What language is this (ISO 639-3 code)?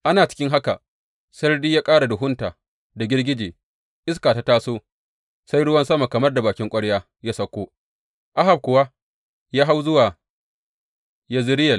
hau